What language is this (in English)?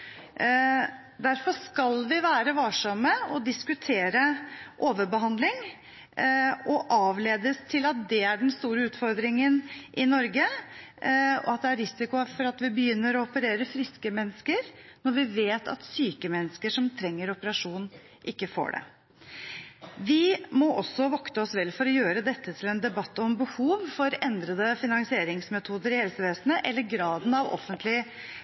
Norwegian Bokmål